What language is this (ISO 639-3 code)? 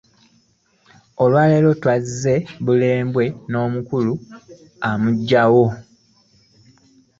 lug